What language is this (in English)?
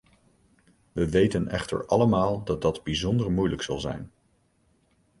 Dutch